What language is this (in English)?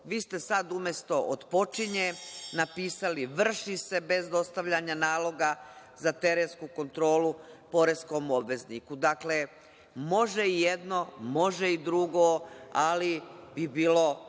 Serbian